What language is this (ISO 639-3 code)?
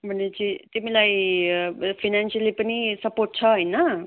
nep